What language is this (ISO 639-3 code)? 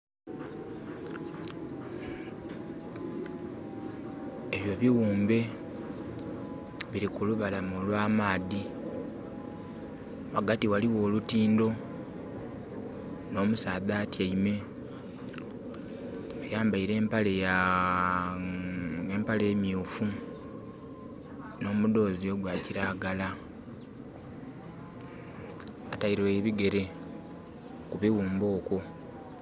xog